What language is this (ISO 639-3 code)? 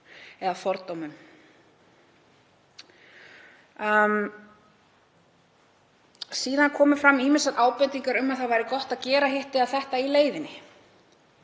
isl